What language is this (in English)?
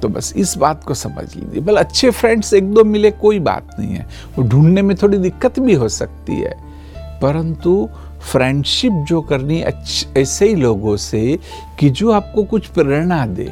Hindi